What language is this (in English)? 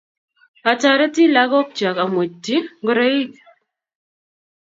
Kalenjin